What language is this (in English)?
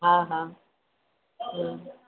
Sindhi